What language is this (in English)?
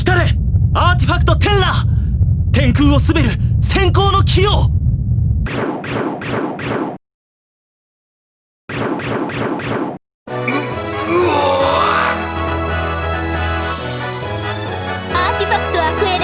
Japanese